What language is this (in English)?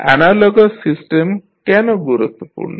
Bangla